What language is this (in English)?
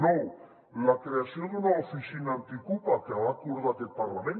Catalan